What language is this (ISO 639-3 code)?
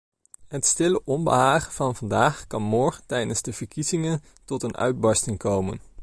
nld